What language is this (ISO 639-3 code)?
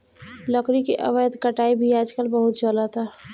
bho